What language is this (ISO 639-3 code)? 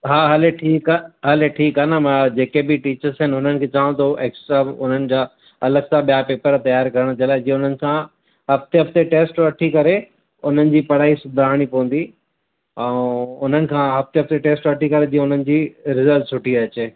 snd